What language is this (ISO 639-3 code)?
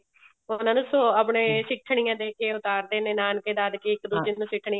pan